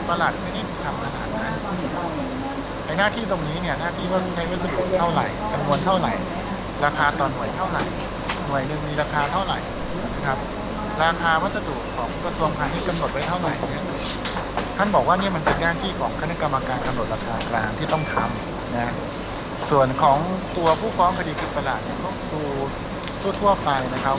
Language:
Thai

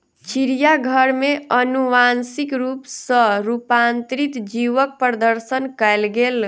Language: Maithili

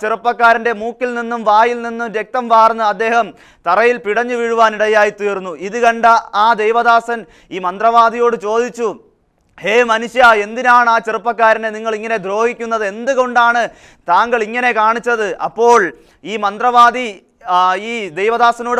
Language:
Czech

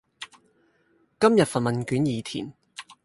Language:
Cantonese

